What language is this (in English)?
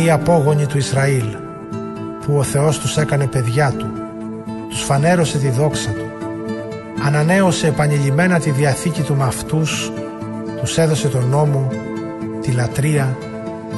Greek